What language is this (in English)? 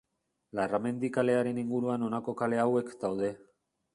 Basque